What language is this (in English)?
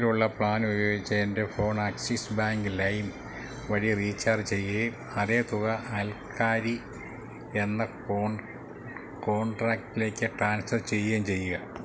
Malayalam